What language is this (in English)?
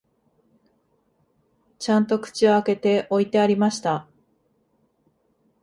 Japanese